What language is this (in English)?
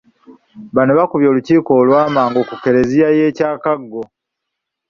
Ganda